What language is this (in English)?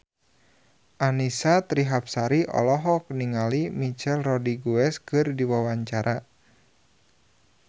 Sundanese